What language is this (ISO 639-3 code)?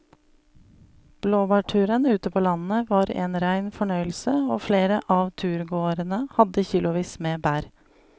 nor